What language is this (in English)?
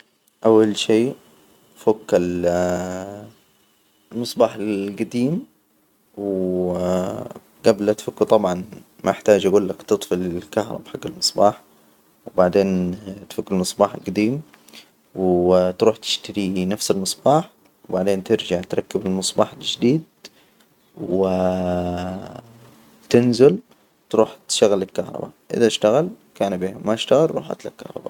Hijazi Arabic